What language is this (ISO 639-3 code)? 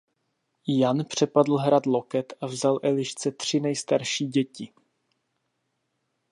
ces